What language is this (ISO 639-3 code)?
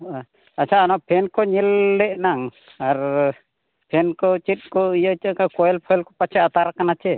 sat